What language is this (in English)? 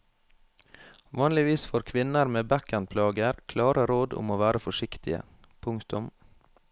Norwegian